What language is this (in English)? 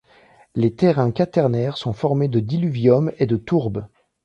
French